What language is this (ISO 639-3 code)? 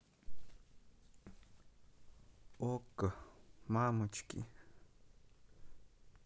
rus